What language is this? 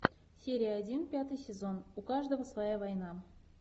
Russian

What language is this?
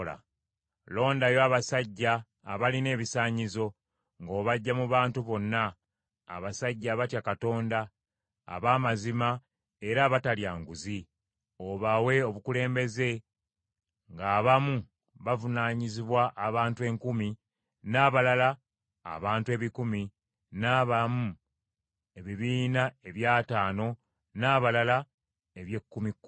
Ganda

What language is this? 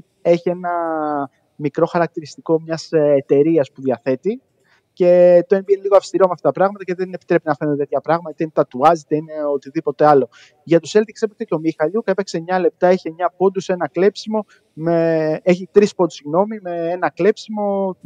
Greek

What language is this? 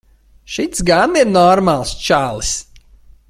Latvian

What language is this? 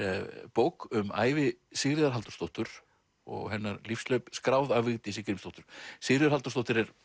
Icelandic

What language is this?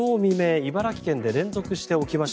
Japanese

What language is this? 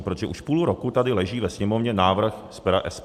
Czech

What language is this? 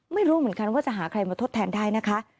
Thai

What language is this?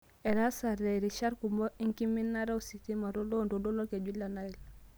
Masai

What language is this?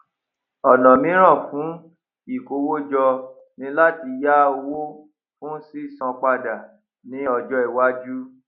Yoruba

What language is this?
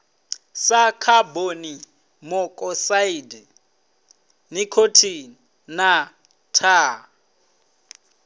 Venda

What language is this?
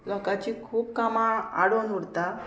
Konkani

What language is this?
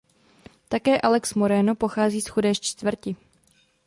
Czech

